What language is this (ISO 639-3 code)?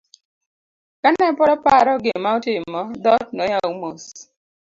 luo